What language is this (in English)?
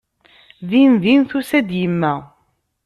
Kabyle